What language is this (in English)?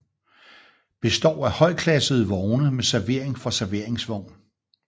Danish